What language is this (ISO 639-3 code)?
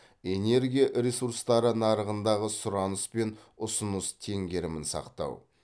kaz